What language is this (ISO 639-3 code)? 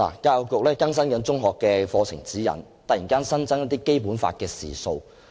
yue